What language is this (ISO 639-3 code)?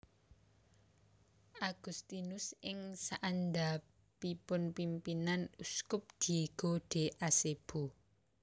jav